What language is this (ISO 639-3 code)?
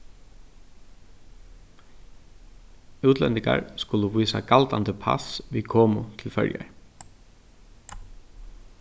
fao